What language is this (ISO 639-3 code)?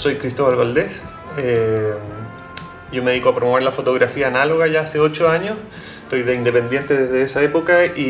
spa